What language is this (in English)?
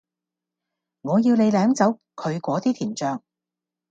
Cantonese